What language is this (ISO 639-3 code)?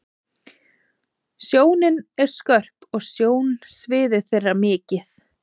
isl